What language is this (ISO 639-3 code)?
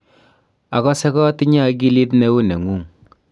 kln